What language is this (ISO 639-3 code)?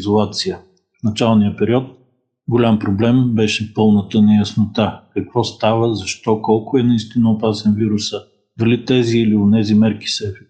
bul